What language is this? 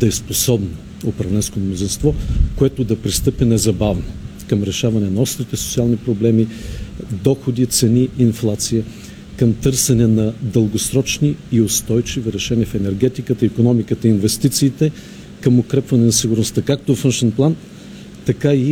Bulgarian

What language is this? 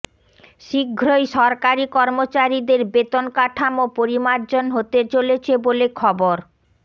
Bangla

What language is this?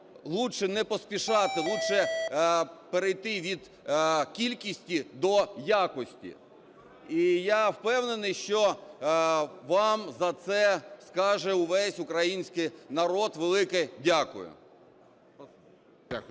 Ukrainian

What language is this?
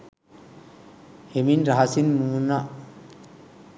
Sinhala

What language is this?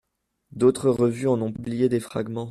French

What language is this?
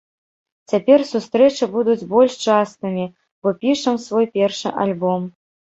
Belarusian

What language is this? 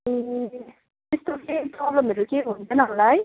Nepali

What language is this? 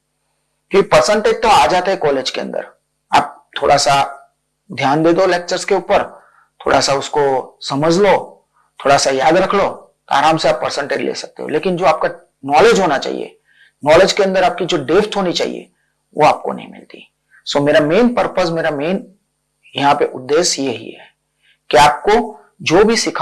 Hindi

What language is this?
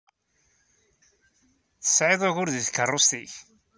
Kabyle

